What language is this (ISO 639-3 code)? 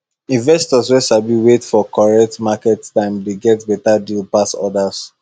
pcm